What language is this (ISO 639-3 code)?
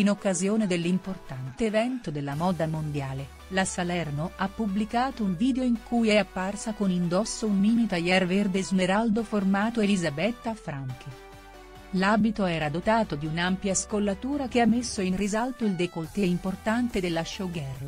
ita